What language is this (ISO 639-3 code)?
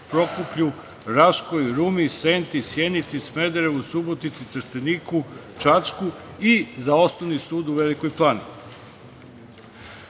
srp